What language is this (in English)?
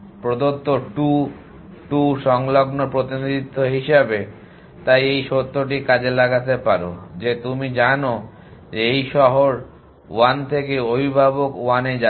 Bangla